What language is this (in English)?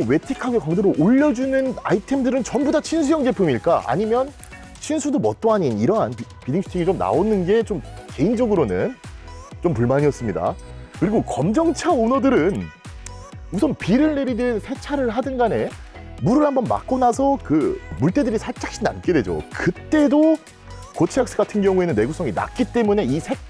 Korean